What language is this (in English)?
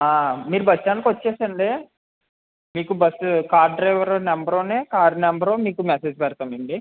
Telugu